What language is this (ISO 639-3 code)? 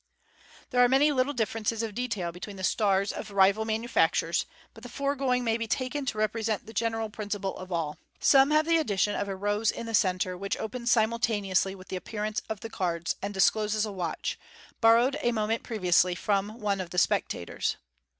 eng